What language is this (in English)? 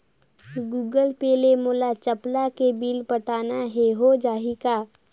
Chhattisgarhi